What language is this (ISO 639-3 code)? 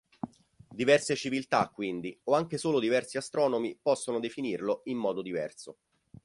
ita